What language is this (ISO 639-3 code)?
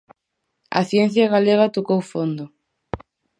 glg